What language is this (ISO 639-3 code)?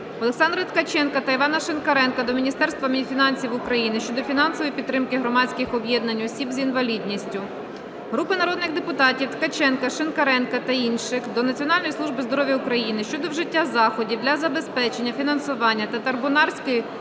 ukr